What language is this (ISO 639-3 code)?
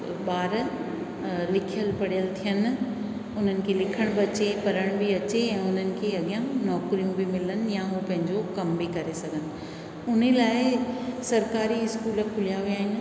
snd